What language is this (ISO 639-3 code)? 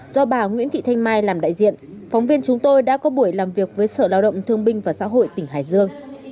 vie